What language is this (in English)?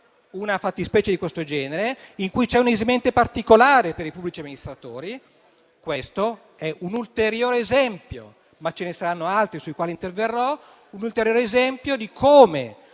Italian